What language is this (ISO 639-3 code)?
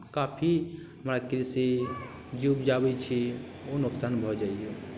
mai